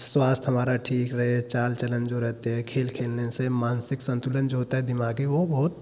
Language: Hindi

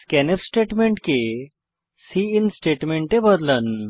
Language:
Bangla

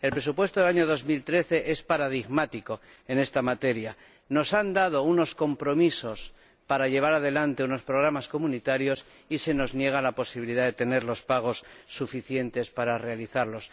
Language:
Spanish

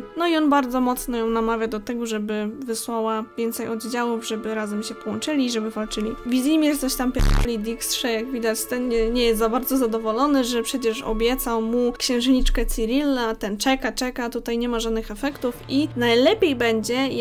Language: Polish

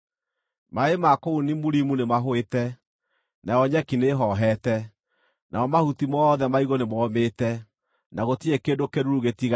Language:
Kikuyu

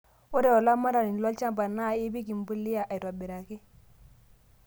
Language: Masai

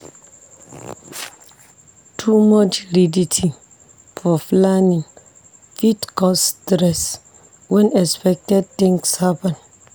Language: Nigerian Pidgin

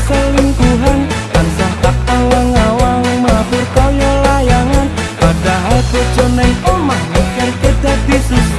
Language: Indonesian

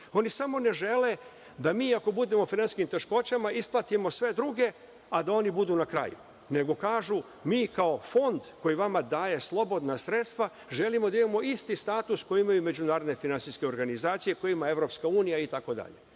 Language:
Serbian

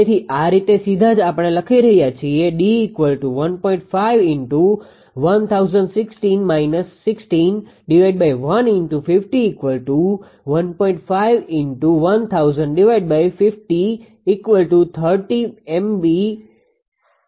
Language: Gujarati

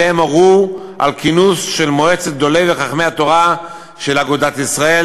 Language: Hebrew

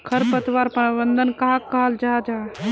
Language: Magahi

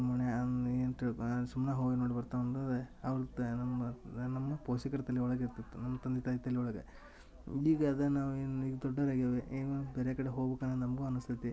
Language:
Kannada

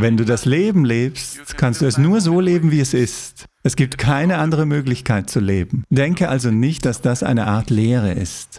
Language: German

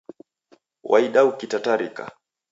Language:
Taita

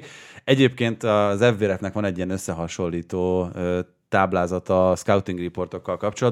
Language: Hungarian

